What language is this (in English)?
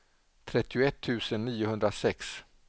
Swedish